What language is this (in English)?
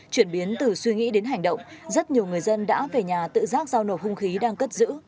Vietnamese